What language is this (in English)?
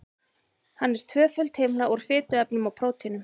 Icelandic